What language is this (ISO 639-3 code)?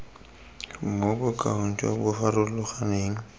tsn